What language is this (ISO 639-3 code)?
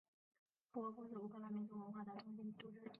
zho